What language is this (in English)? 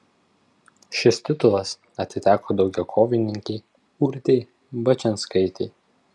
Lithuanian